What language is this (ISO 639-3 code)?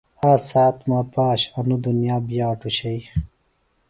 phl